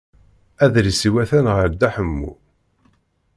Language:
Kabyle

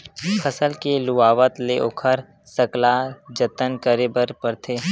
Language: Chhattisgarhi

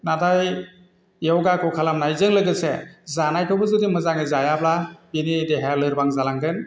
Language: Bodo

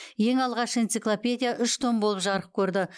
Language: Kazakh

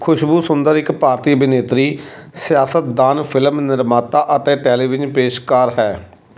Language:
Punjabi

